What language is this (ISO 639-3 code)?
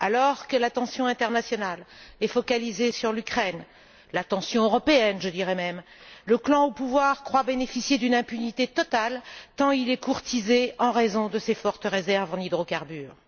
fra